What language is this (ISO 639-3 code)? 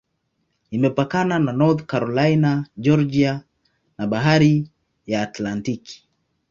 swa